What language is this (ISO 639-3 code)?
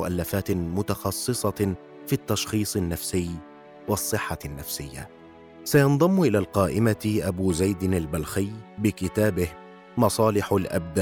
ara